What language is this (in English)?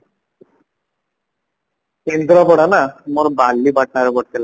Odia